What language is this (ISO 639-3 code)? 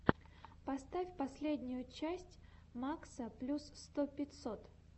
rus